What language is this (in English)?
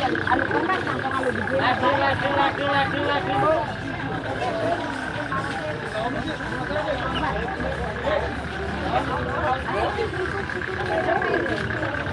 Indonesian